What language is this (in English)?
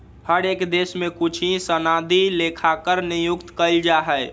Magahi